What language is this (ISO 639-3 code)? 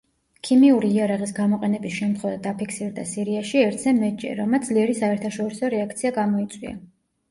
kat